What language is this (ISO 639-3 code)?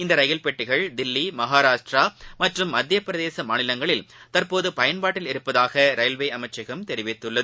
tam